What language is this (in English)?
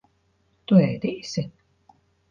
Latvian